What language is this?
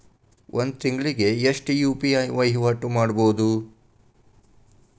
Kannada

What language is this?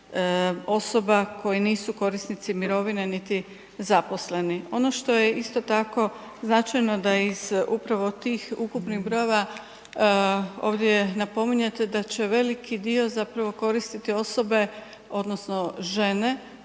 Croatian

